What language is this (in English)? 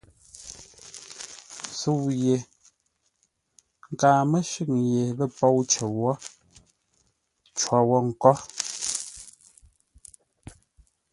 Ngombale